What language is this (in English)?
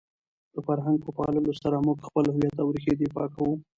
Pashto